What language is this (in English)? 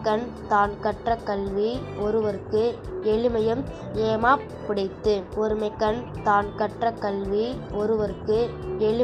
Tamil